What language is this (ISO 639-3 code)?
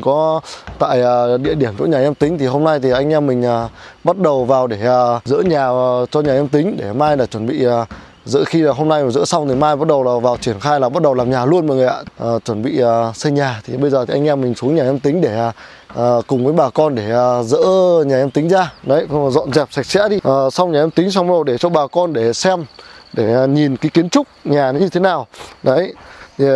vie